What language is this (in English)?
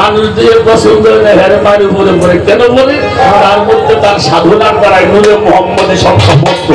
Bangla